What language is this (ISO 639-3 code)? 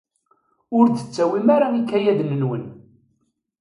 kab